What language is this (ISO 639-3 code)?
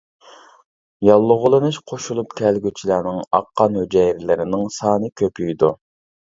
uig